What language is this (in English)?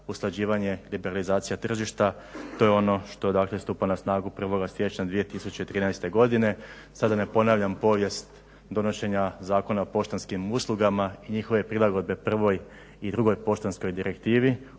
Croatian